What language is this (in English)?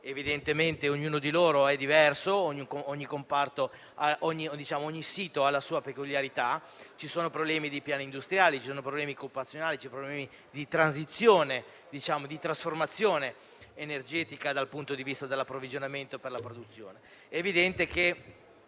Italian